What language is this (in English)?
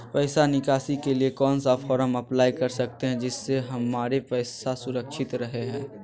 Magahi